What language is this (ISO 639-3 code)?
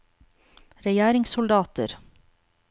nor